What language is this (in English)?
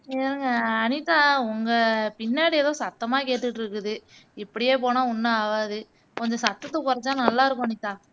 Tamil